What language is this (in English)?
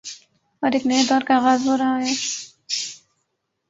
Urdu